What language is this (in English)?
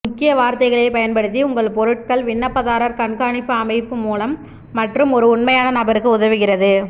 Tamil